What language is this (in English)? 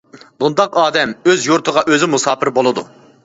Uyghur